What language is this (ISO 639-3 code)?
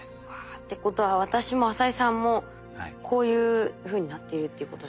jpn